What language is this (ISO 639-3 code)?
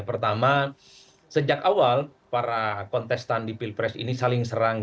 ind